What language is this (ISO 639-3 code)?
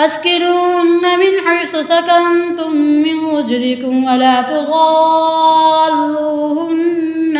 ara